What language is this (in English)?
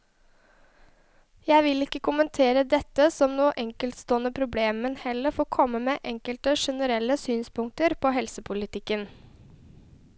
Norwegian